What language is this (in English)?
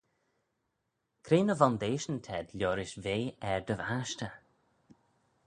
Manx